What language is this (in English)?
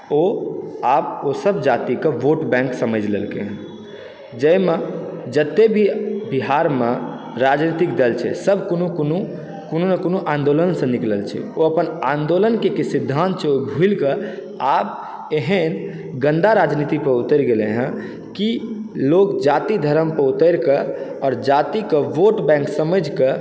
Maithili